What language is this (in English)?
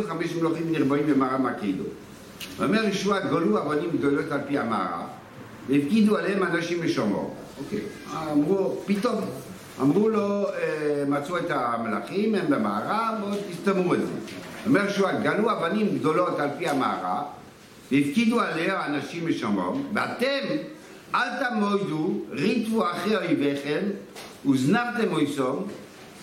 Hebrew